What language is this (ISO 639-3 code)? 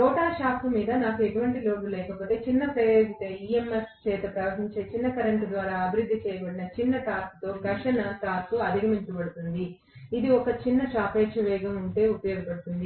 tel